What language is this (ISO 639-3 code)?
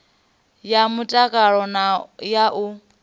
ven